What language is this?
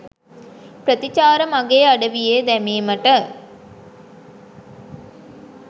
Sinhala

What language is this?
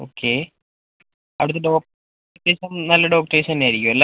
Malayalam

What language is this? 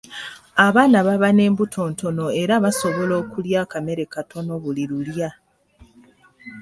Ganda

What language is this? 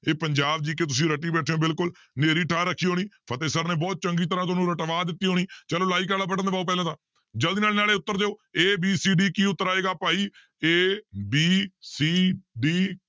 Punjabi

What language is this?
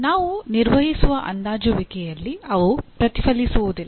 Kannada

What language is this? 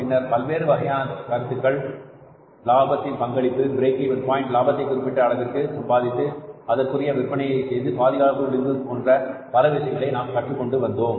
Tamil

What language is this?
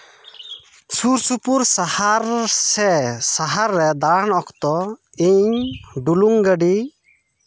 Santali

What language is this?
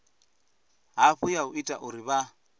Venda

